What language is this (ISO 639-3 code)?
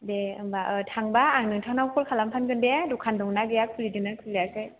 brx